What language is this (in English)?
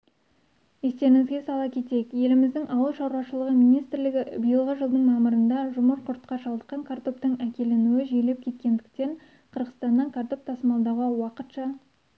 Kazakh